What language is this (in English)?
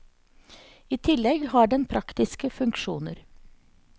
Norwegian